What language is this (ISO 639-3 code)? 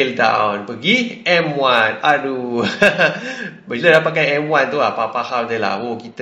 msa